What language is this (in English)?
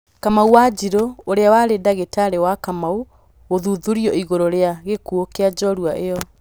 Kikuyu